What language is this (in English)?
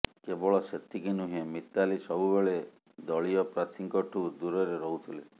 Odia